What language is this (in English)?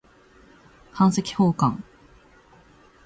Japanese